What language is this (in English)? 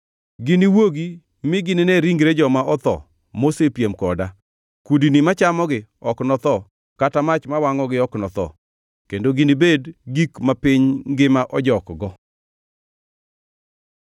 Luo (Kenya and Tanzania)